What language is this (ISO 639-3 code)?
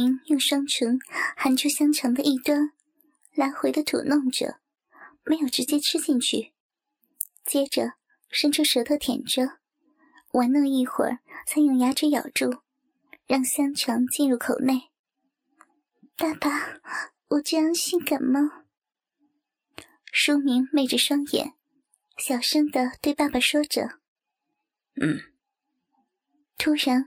zho